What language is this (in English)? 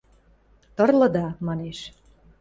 Western Mari